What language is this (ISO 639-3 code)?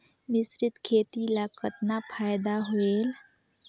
hne